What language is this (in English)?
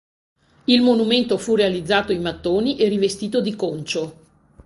Italian